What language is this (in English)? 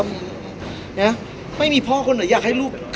Thai